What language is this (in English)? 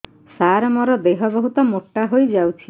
Odia